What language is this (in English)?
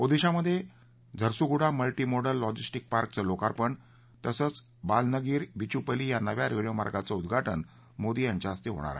Marathi